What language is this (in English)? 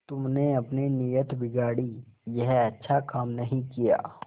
Hindi